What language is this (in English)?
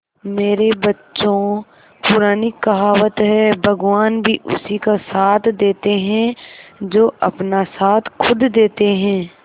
Hindi